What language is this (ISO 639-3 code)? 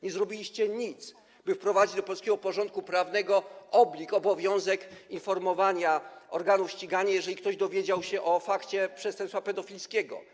pol